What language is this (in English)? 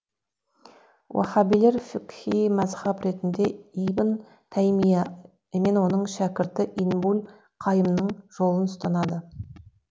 Kazakh